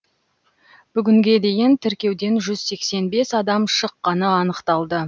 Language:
Kazakh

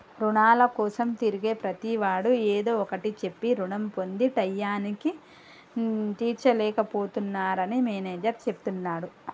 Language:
Telugu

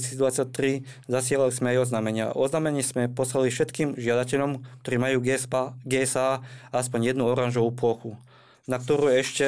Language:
Slovak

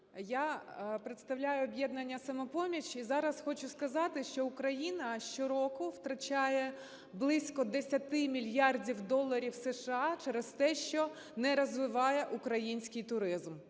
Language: Ukrainian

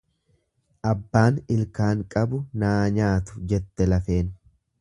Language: Oromo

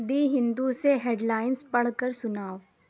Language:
Urdu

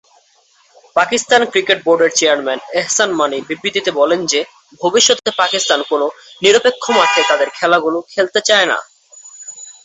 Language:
Bangla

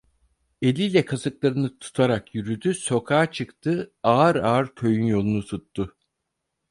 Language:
Turkish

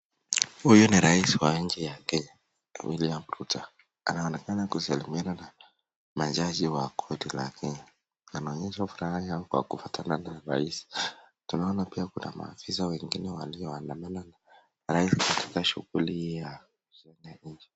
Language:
Swahili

